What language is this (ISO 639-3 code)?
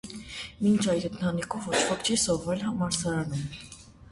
hye